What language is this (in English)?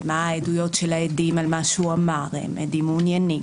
Hebrew